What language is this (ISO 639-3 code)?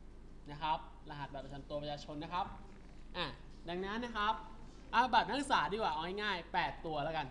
tha